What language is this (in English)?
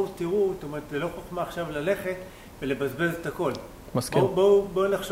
Hebrew